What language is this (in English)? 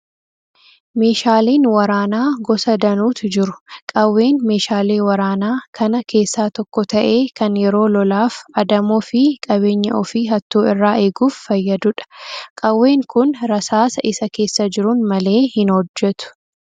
Oromo